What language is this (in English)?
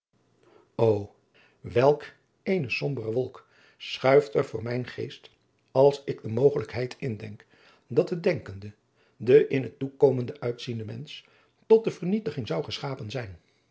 Dutch